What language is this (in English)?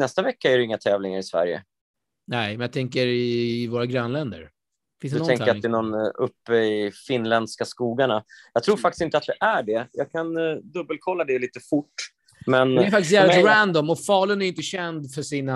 Swedish